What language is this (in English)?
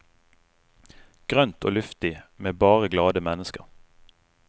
Norwegian